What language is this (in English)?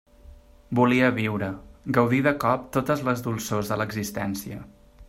Catalan